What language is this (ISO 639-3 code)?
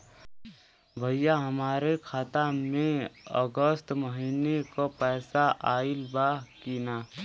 bho